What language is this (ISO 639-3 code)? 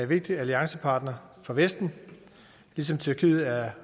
dan